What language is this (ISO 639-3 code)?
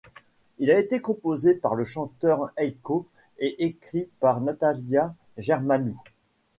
fra